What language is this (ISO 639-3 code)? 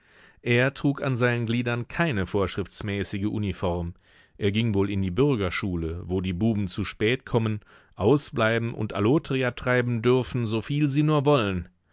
deu